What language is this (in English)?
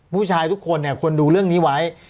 Thai